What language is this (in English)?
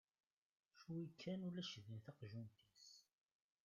Kabyle